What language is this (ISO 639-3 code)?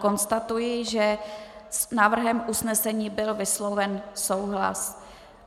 ces